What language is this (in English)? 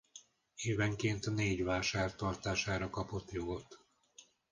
Hungarian